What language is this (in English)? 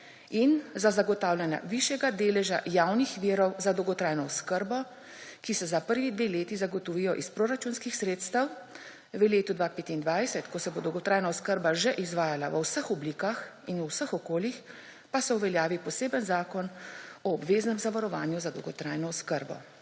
Slovenian